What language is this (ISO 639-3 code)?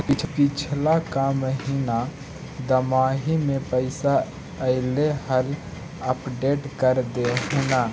mag